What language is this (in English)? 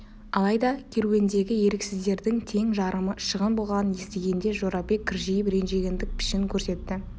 Kazakh